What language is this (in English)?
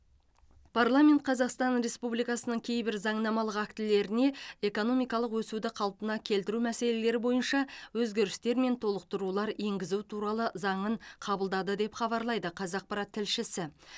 Kazakh